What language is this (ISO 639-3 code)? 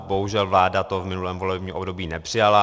ces